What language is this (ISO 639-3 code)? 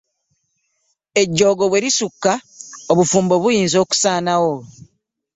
lug